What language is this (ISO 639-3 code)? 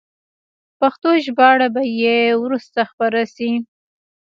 pus